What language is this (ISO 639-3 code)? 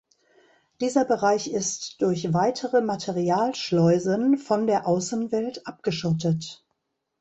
deu